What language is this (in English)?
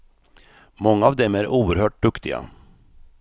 Swedish